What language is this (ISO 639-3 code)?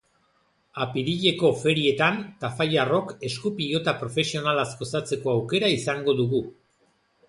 eus